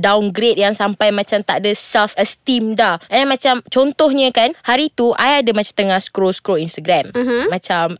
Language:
Malay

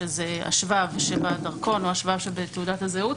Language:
Hebrew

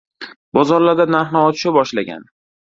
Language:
Uzbek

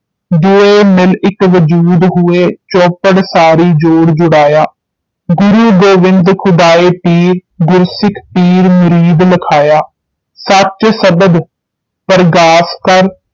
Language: Punjabi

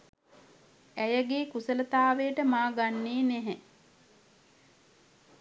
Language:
Sinhala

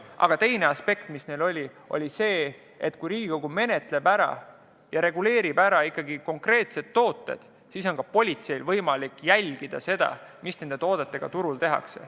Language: Estonian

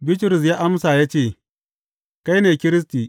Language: Hausa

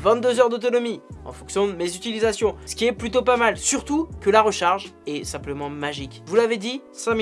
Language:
French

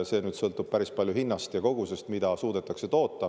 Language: Estonian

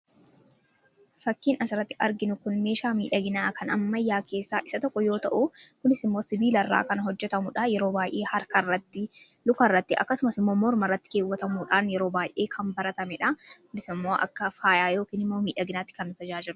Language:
Oromo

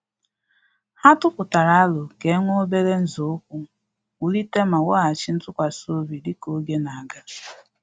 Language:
Igbo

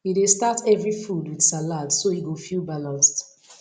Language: Nigerian Pidgin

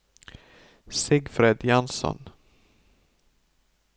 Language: Norwegian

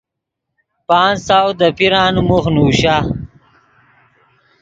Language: Yidgha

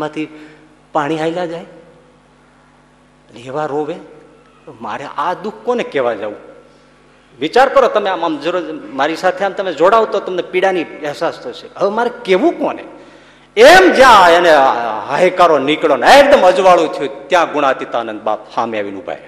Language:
Gujarati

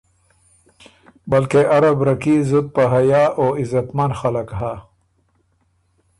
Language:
Ormuri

